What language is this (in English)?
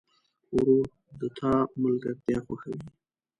Pashto